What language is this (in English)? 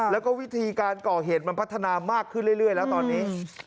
Thai